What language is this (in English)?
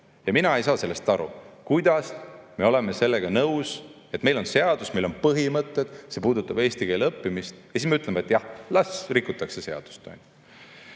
Estonian